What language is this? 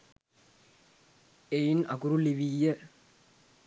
Sinhala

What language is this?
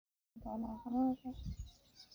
Somali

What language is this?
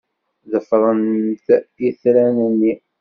Kabyle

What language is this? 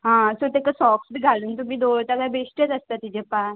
Konkani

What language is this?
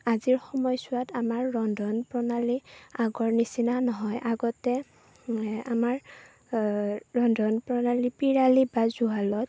Assamese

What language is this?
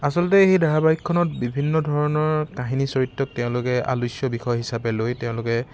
Assamese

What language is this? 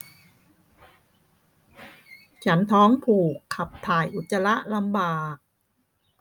Thai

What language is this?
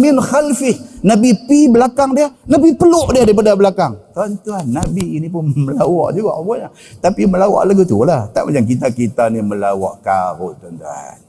Malay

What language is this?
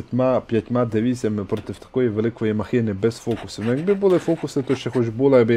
Ukrainian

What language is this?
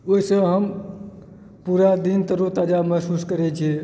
Maithili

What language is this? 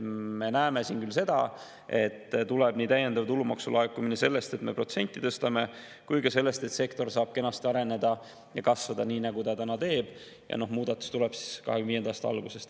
Estonian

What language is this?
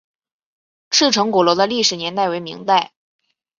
Chinese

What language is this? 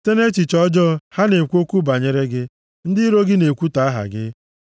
Igbo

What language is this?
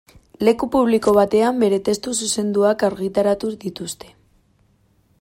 Basque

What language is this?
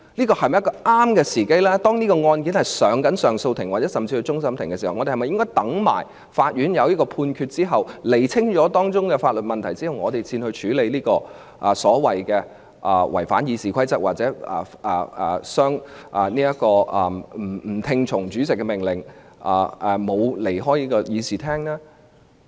Cantonese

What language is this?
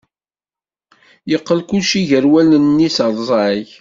Kabyle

